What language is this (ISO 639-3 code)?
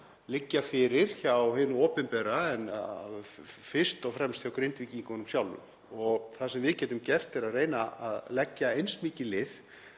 isl